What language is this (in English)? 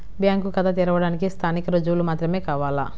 Telugu